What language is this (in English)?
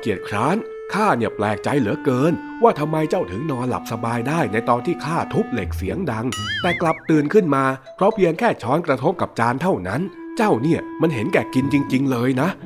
Thai